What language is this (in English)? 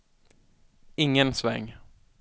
Swedish